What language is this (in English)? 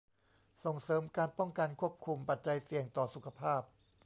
Thai